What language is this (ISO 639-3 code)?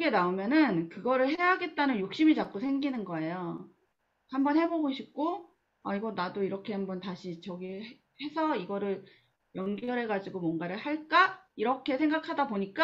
kor